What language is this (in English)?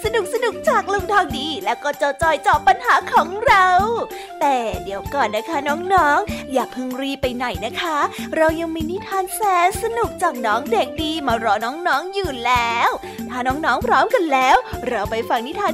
Thai